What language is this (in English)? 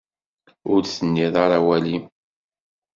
Kabyle